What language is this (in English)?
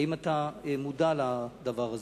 Hebrew